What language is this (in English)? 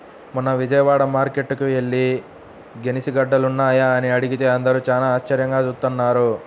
Telugu